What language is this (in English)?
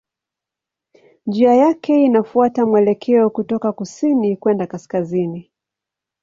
Swahili